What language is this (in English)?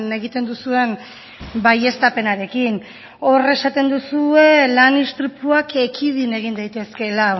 Basque